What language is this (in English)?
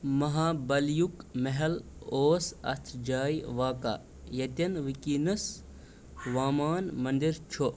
Kashmiri